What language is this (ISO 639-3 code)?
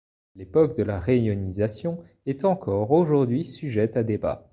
fra